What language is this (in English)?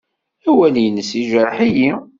Kabyle